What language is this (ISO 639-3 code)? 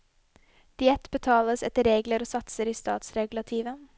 nor